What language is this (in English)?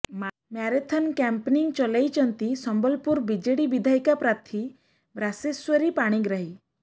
Odia